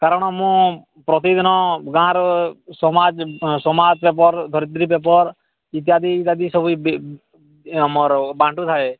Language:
Odia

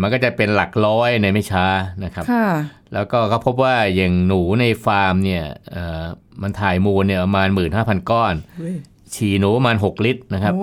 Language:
Thai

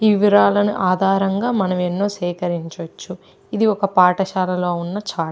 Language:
Telugu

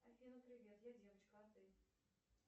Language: Russian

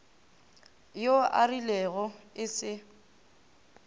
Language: Northern Sotho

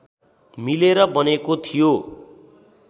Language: Nepali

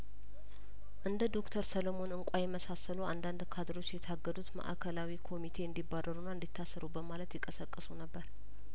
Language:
Amharic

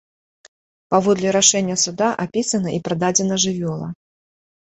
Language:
Belarusian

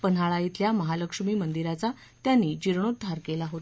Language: Marathi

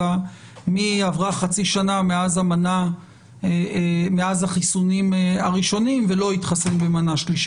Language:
Hebrew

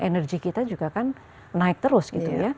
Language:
Indonesian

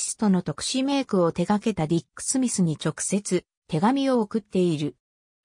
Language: Japanese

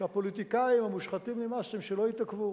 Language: Hebrew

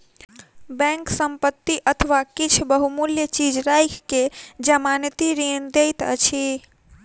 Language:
Maithili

